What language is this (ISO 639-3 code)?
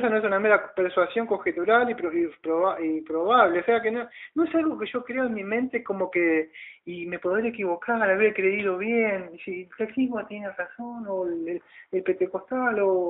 spa